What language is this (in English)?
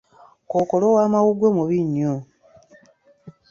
Ganda